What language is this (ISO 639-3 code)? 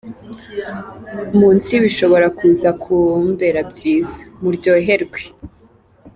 kin